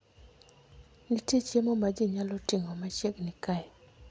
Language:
Luo (Kenya and Tanzania)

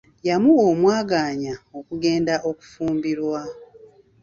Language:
Ganda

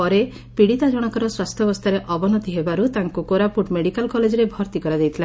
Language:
Odia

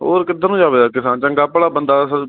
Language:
Punjabi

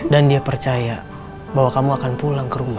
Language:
Indonesian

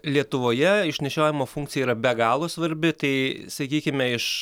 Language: Lithuanian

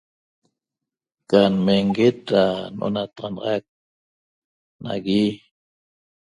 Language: Toba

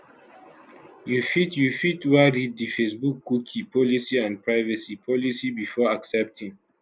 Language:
Nigerian Pidgin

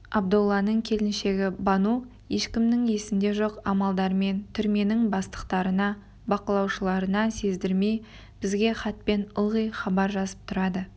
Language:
Kazakh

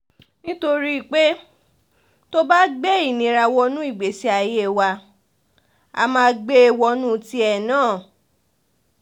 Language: Yoruba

